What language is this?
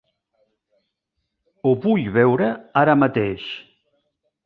Catalan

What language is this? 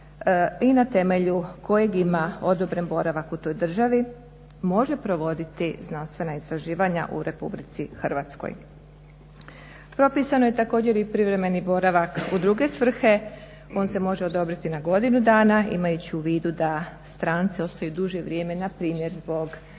Croatian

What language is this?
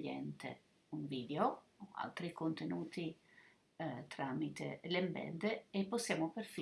Italian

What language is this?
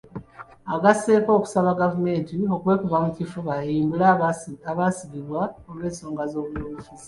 Ganda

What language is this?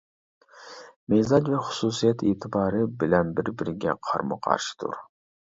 Uyghur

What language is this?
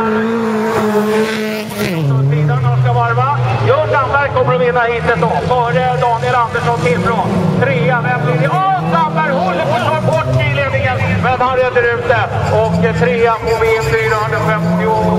Swedish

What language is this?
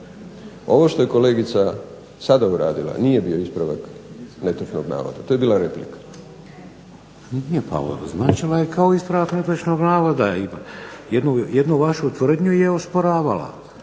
Croatian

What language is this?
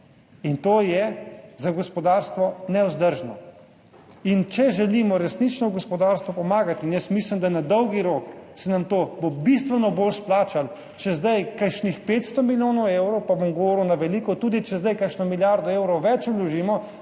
Slovenian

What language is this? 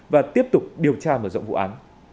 Vietnamese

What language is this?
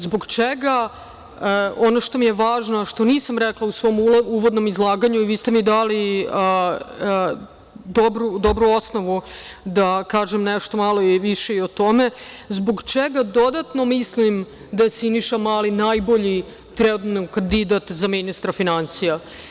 Serbian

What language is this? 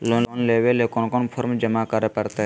Magahi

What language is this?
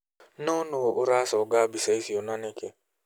Kikuyu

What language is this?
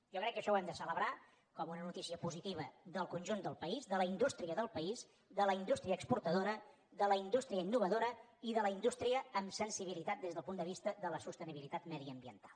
Catalan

